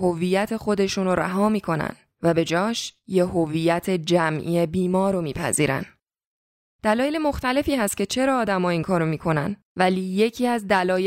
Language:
Persian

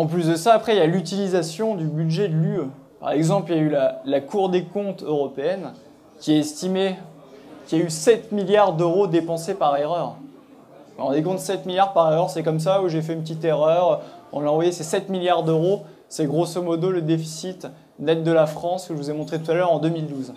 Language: French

